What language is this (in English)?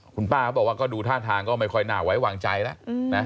Thai